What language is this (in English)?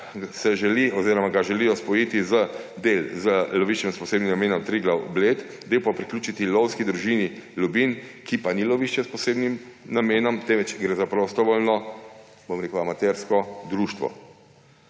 Slovenian